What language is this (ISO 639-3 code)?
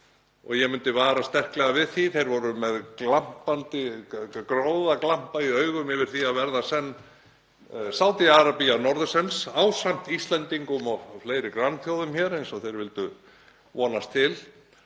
isl